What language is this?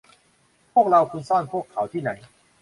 Thai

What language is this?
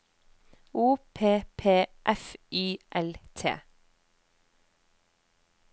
Norwegian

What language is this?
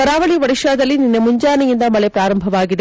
Kannada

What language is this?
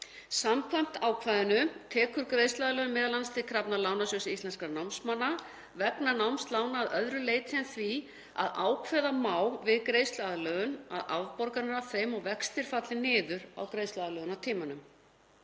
Icelandic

